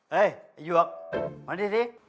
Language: Thai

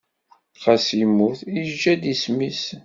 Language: Kabyle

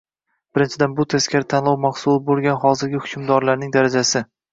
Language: Uzbek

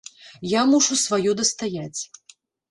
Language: Belarusian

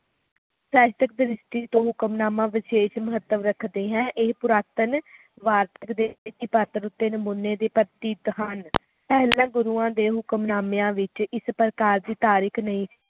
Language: Punjabi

